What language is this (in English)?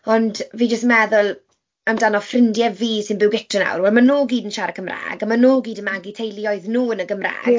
Welsh